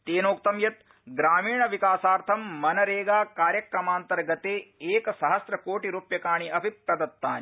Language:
Sanskrit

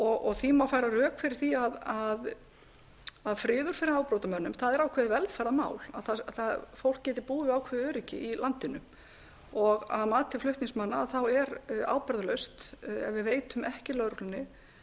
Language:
Icelandic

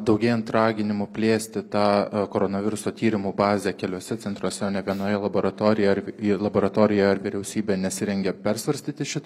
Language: Lithuanian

